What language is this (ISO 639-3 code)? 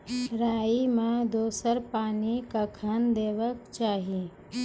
mai